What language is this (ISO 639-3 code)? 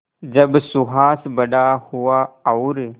hin